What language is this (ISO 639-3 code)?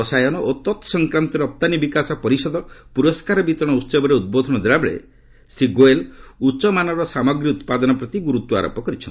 ori